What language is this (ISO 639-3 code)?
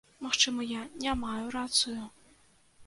bel